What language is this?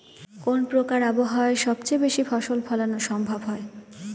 Bangla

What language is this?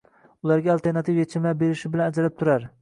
Uzbek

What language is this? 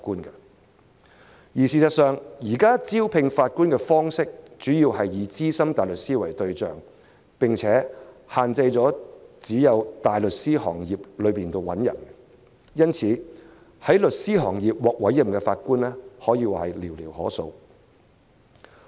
Cantonese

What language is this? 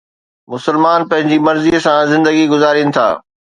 Sindhi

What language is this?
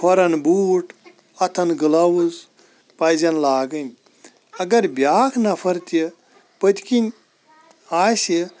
Kashmiri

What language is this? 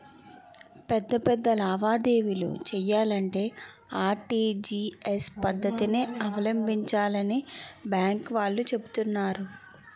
Telugu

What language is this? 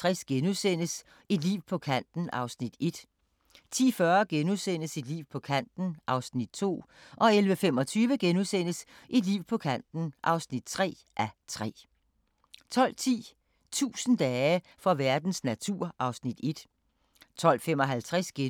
Danish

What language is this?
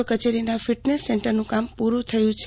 Gujarati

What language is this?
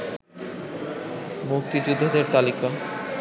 Bangla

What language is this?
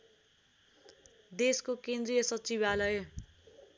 Nepali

